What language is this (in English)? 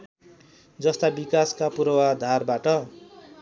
Nepali